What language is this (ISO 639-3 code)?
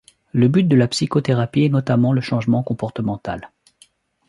fra